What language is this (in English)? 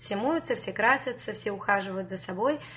Russian